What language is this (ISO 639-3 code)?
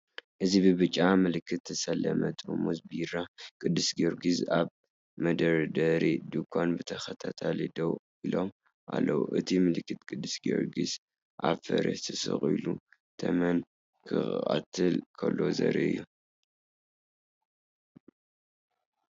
tir